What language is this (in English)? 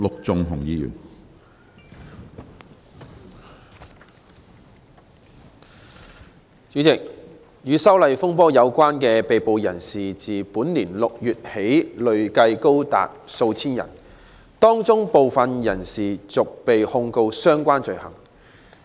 Cantonese